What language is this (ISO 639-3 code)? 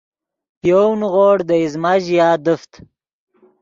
ydg